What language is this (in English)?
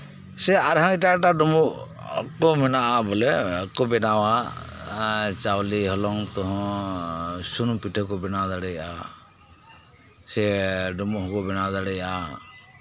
Santali